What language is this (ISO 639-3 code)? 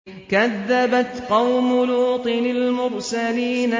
ara